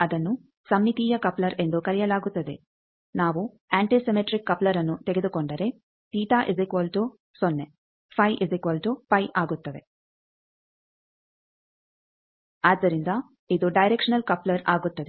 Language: Kannada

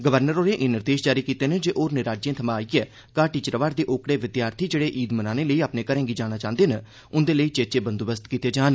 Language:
Dogri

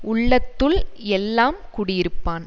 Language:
Tamil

